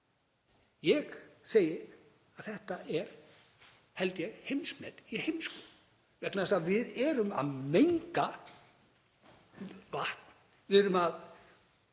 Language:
Icelandic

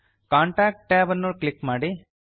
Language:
Kannada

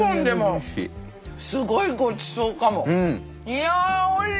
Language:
Japanese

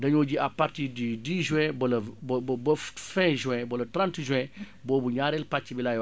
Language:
Wolof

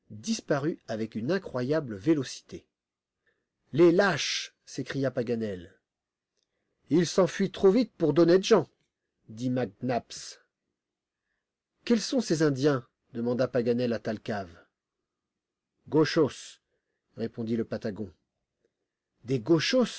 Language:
French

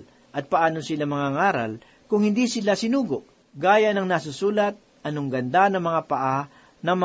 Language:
Filipino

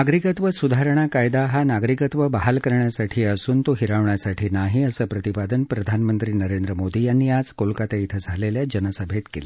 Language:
Marathi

